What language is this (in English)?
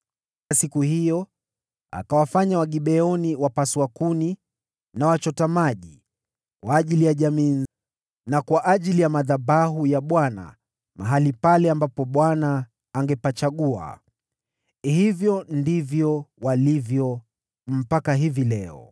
Swahili